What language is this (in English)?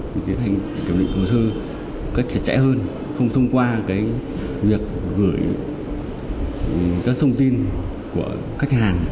Vietnamese